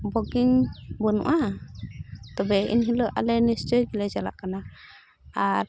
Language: Santali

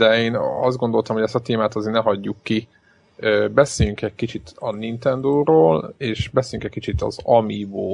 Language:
Hungarian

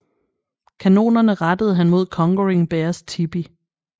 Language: Danish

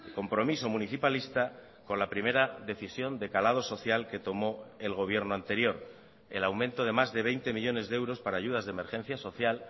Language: Spanish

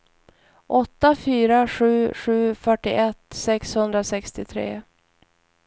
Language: Swedish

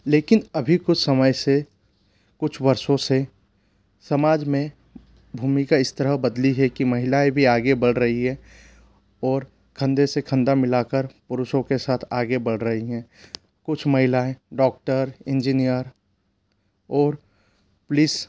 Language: Hindi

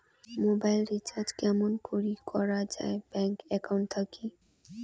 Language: Bangla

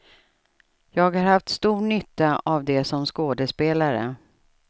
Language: Swedish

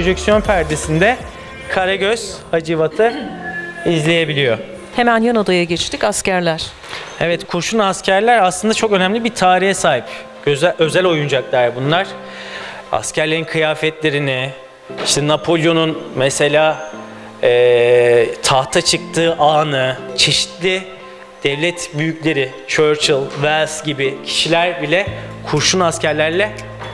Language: Turkish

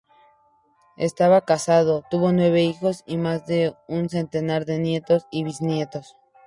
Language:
Spanish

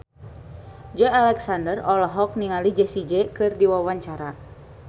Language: Sundanese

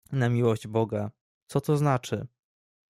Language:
Polish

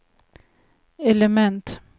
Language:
Swedish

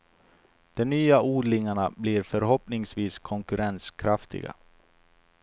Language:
Swedish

